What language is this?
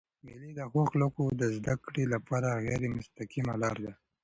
Pashto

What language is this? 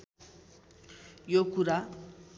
Nepali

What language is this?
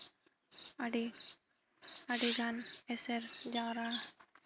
Santali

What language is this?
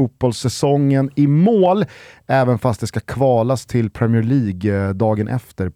Swedish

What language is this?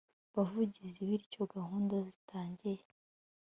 Kinyarwanda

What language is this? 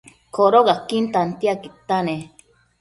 Matsés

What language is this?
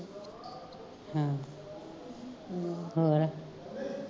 Punjabi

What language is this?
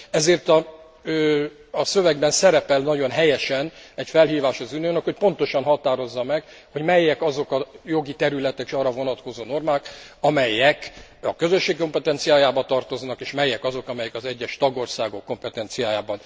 Hungarian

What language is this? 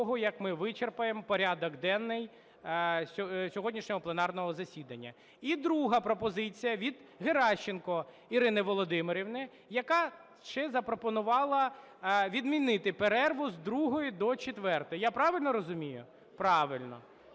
Ukrainian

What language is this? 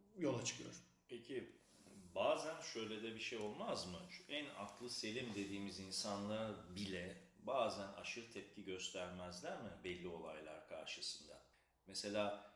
Turkish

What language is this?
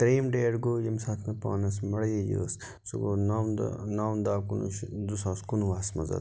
Kashmiri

